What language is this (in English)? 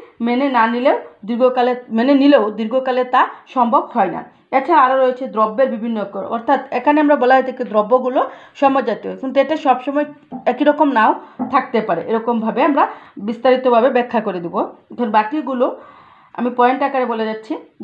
Hindi